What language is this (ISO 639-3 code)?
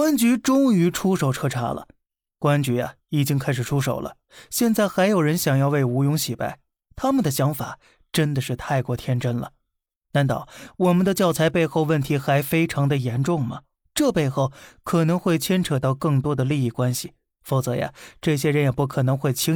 zho